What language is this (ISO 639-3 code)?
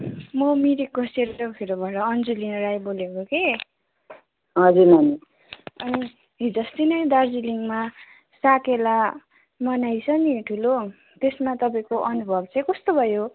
nep